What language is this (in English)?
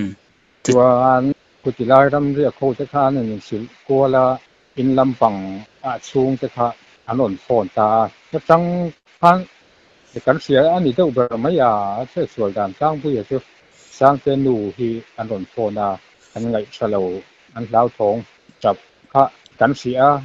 Thai